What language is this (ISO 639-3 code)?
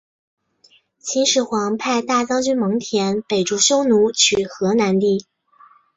zho